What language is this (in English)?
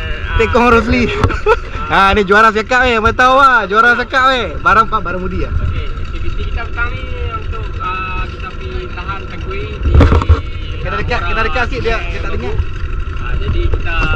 Malay